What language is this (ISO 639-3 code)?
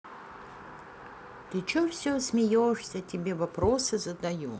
rus